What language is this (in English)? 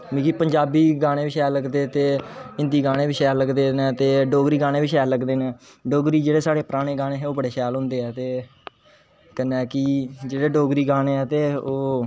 Dogri